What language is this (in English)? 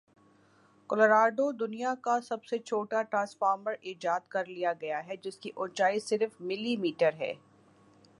Urdu